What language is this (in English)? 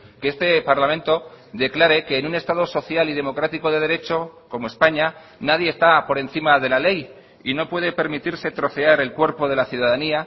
Spanish